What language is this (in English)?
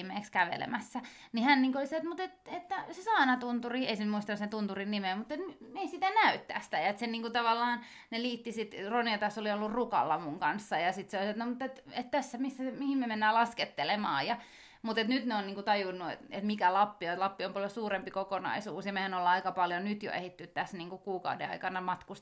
Finnish